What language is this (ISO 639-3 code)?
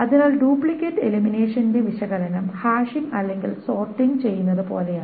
mal